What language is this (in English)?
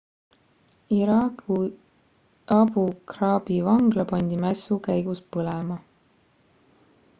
Estonian